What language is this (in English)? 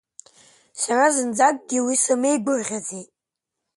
Abkhazian